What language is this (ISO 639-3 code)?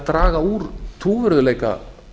isl